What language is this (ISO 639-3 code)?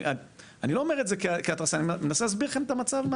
heb